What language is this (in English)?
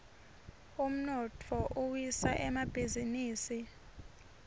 Swati